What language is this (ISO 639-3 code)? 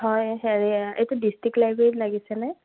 asm